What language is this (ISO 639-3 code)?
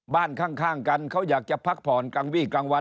tha